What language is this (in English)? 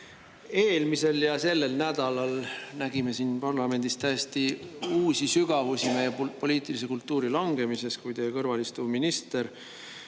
Estonian